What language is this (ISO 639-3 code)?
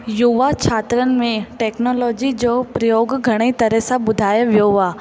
snd